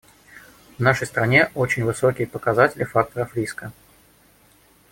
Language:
Russian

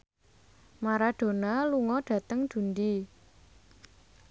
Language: Javanese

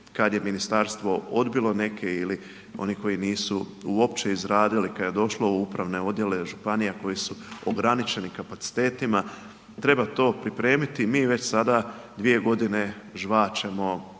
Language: Croatian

